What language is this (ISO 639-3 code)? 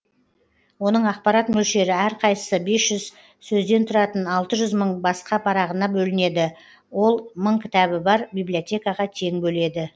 kaz